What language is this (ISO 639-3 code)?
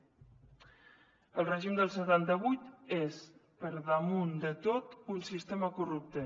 cat